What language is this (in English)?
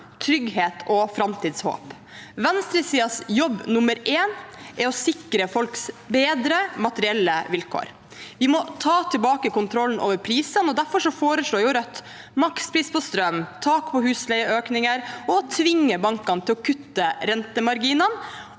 Norwegian